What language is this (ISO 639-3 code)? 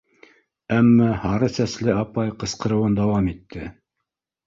bak